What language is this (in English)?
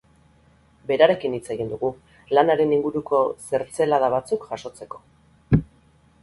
Basque